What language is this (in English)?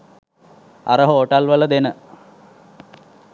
Sinhala